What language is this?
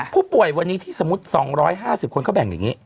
Thai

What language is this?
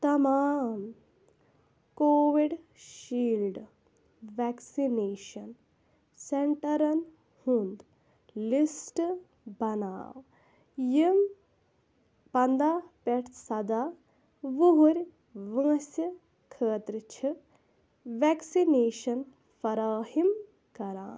Kashmiri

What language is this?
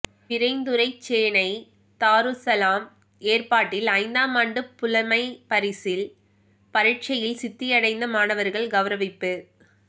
Tamil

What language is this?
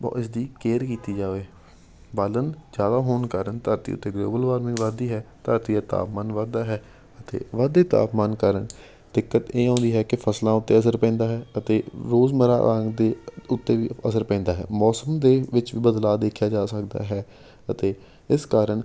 Punjabi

